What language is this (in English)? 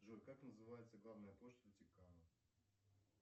Russian